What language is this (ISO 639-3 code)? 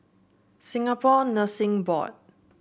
eng